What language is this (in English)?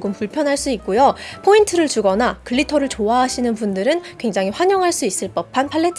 Korean